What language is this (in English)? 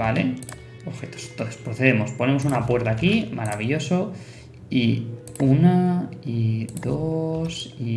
Spanish